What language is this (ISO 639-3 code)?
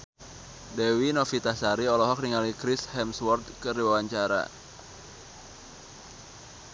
sun